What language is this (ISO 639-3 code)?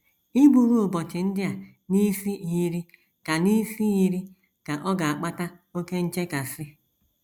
ibo